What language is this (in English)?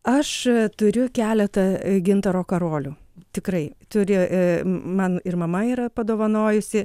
Lithuanian